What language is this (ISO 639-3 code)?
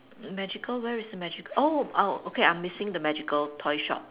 eng